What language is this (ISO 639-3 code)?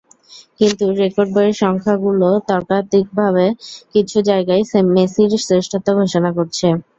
ben